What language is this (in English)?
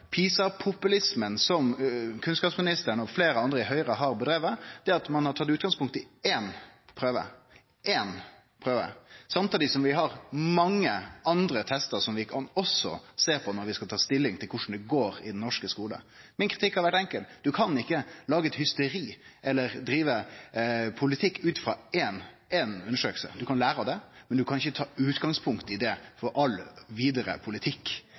Norwegian Nynorsk